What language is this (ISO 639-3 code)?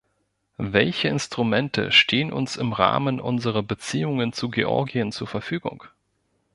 deu